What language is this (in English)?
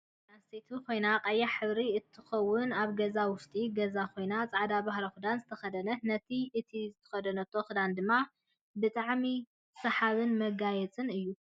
Tigrinya